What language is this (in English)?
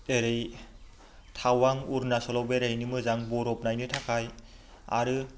Bodo